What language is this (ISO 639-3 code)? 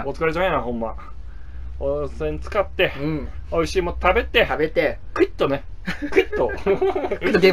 jpn